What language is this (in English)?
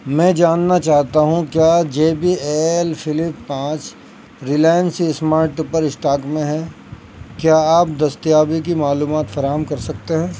Urdu